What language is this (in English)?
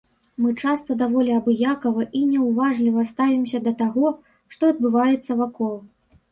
Belarusian